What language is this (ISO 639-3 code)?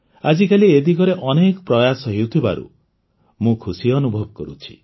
ori